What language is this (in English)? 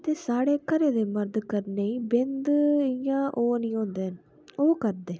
Dogri